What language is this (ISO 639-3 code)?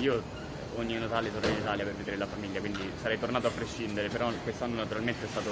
ita